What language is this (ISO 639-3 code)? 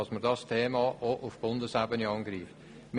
gsw